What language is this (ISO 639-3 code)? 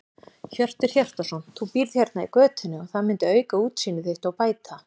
isl